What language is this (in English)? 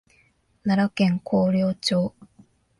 Japanese